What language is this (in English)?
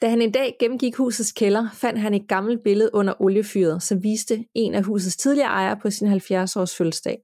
Danish